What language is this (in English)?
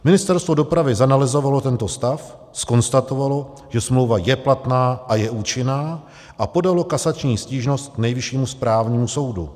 Czech